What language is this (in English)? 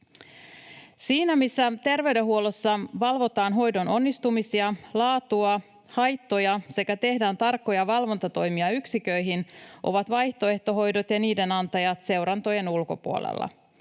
Finnish